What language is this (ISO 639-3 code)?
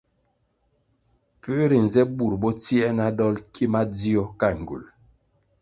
nmg